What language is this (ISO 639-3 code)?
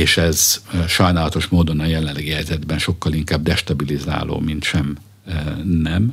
hun